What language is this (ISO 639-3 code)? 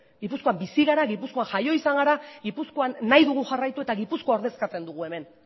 eus